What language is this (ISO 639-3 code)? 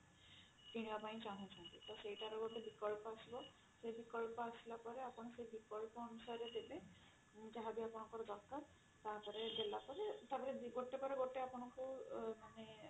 ori